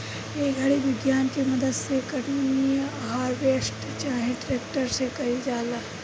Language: Bhojpuri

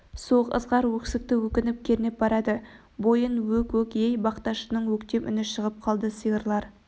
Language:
Kazakh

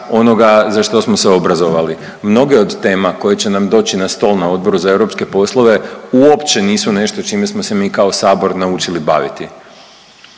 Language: Croatian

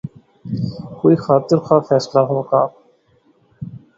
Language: Urdu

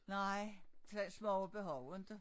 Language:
Danish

